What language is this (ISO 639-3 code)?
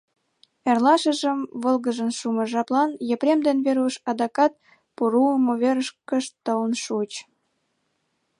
chm